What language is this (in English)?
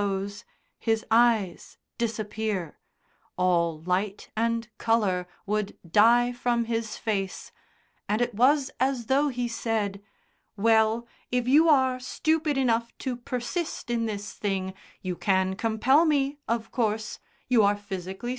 English